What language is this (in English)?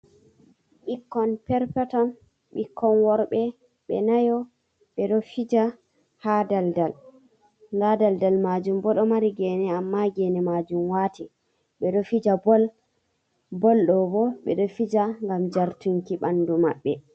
Fula